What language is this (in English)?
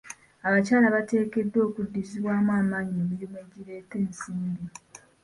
Ganda